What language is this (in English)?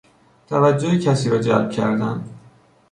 Persian